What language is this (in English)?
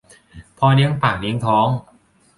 Thai